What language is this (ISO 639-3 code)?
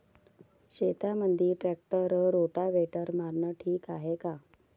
mar